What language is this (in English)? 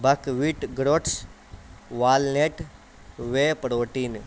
Urdu